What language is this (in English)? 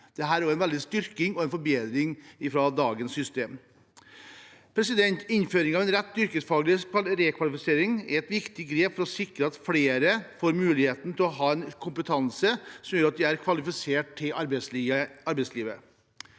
Norwegian